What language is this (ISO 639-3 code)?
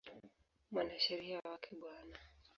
swa